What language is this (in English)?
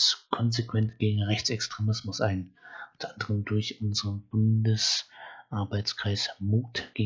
German